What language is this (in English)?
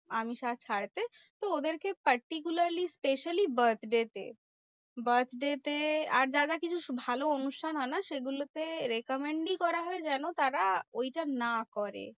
Bangla